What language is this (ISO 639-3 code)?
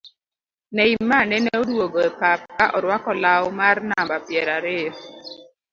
luo